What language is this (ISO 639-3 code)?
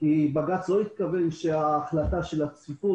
heb